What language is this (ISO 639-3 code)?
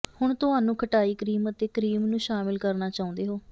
pan